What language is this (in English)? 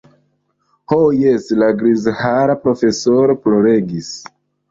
Esperanto